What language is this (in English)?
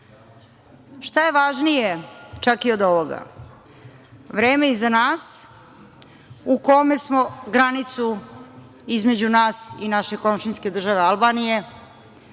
Serbian